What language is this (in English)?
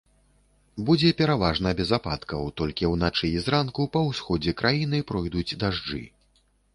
Belarusian